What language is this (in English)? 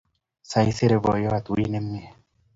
Kalenjin